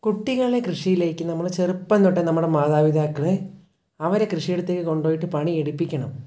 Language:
Malayalam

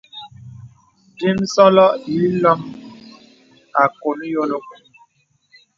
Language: Bebele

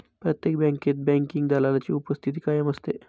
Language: Marathi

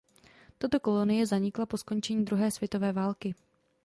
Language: Czech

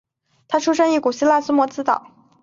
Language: Chinese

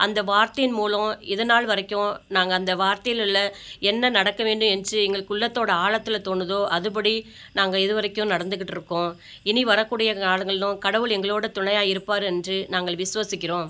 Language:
Tamil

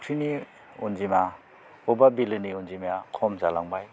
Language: Bodo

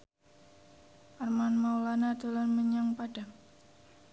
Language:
Javanese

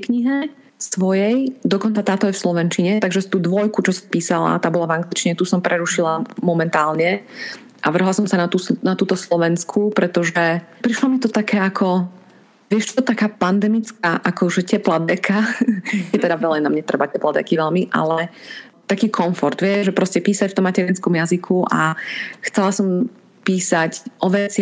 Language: Slovak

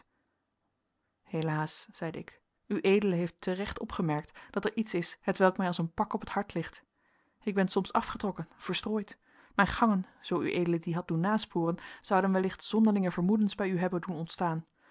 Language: Dutch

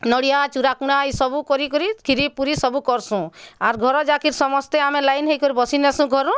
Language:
Odia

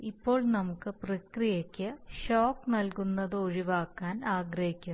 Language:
Malayalam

